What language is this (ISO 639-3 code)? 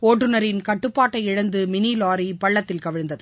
tam